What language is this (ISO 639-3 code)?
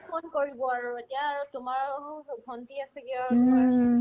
asm